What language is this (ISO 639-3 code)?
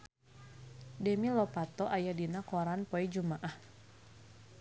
sun